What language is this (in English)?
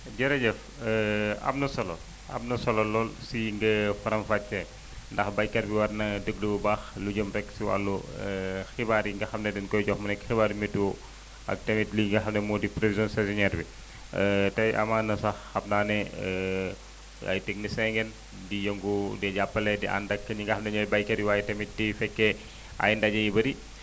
Wolof